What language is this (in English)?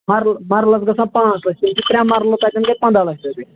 Kashmiri